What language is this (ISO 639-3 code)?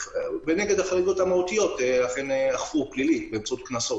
heb